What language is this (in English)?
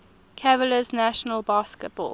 English